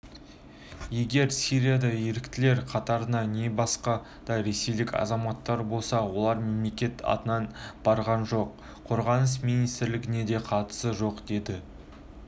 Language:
Kazakh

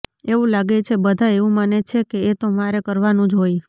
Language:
Gujarati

